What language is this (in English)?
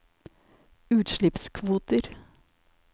Norwegian